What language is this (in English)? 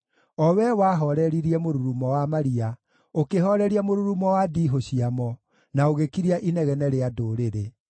Kikuyu